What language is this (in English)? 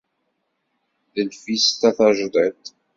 Kabyle